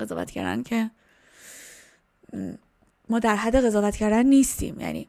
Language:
Persian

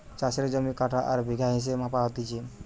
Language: Bangla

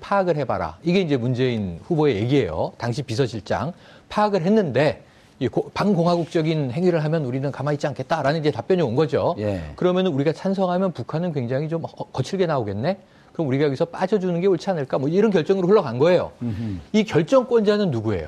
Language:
Korean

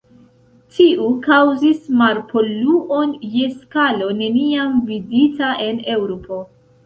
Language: Esperanto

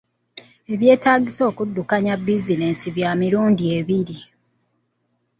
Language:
Ganda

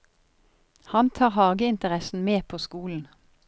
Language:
Norwegian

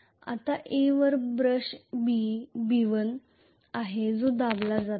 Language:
Marathi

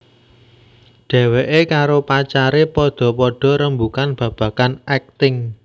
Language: Javanese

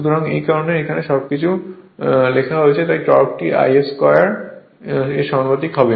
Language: Bangla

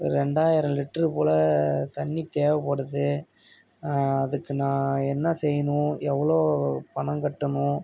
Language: Tamil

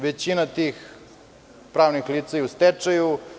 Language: Serbian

